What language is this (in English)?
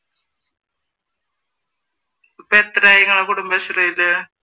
Malayalam